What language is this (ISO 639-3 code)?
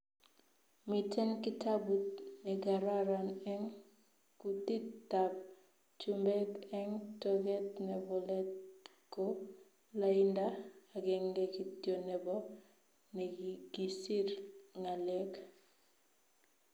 kln